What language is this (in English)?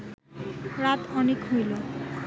Bangla